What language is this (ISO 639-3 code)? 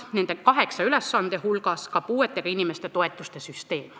est